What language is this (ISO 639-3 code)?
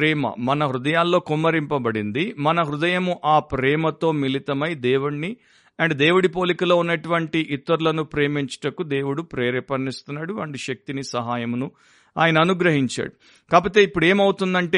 tel